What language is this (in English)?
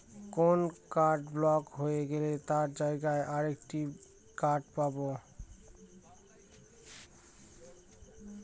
Bangla